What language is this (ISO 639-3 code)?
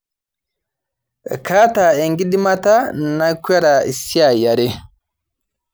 mas